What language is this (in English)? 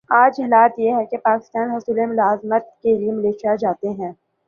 Urdu